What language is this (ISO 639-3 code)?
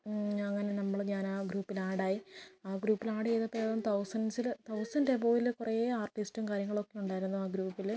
mal